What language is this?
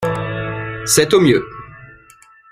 French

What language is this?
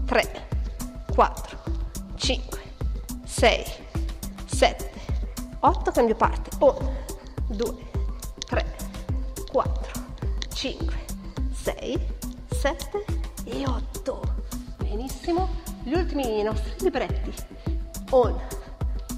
Italian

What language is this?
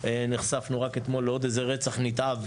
Hebrew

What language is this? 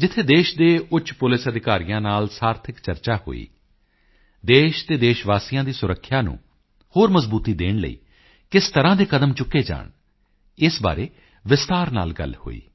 Punjabi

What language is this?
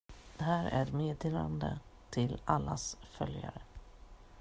Swedish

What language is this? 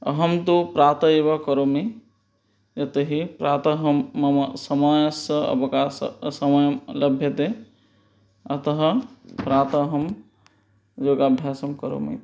Sanskrit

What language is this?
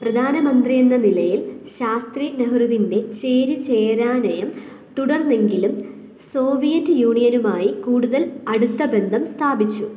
Malayalam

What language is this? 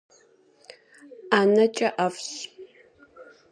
Kabardian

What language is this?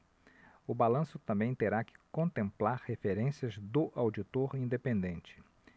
Portuguese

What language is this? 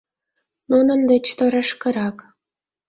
Mari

